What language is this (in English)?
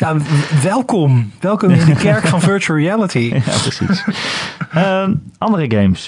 Dutch